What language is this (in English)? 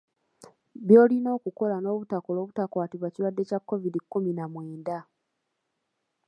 Ganda